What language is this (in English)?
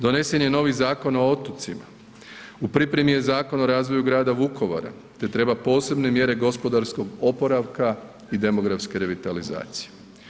Croatian